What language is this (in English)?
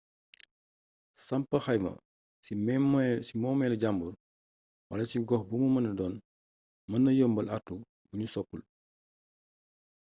Wolof